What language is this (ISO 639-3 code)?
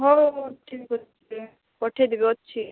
ori